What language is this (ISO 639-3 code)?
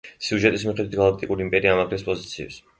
kat